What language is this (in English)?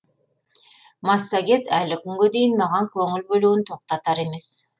Kazakh